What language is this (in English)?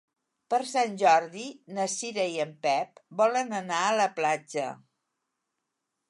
Catalan